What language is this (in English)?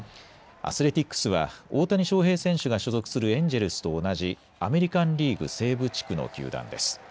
Japanese